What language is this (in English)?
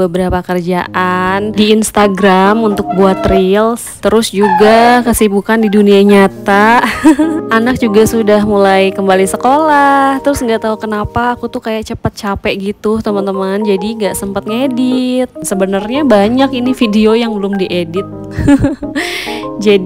Indonesian